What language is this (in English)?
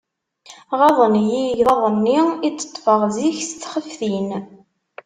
Kabyle